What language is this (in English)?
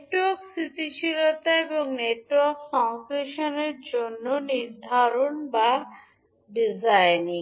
Bangla